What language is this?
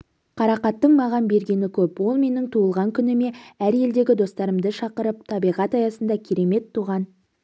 Kazakh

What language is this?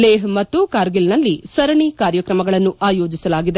Kannada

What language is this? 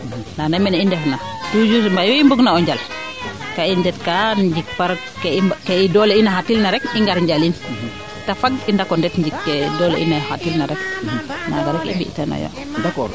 Serer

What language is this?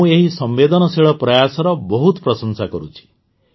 Odia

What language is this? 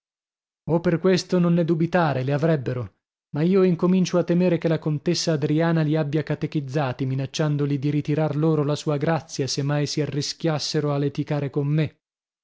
Italian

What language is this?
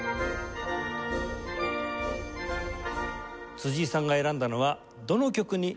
Japanese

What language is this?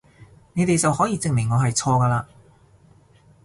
Cantonese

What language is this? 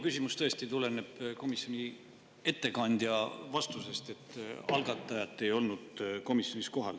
Estonian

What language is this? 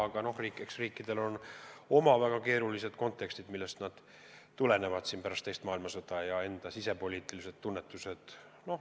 Estonian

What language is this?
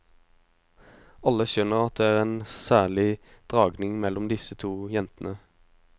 Norwegian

